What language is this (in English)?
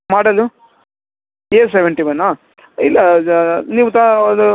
Kannada